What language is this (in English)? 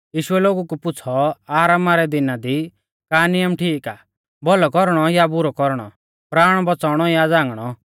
Mahasu Pahari